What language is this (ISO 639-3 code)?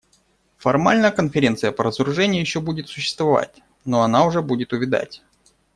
rus